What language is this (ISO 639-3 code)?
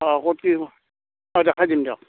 asm